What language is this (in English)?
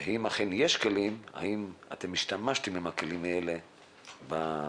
Hebrew